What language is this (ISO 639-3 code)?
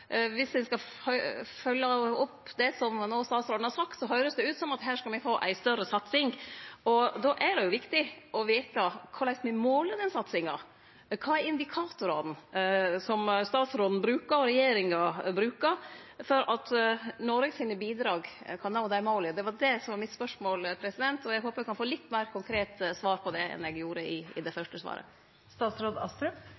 nor